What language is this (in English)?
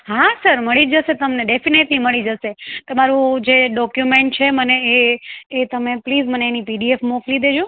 Gujarati